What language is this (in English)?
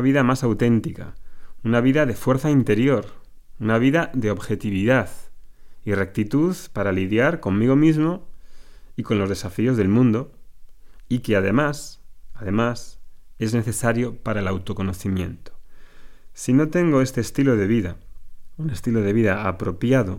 Spanish